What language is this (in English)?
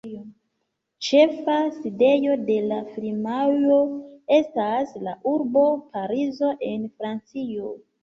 Esperanto